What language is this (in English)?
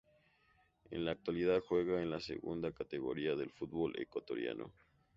Spanish